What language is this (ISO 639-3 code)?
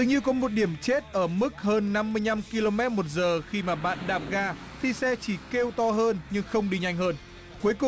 vie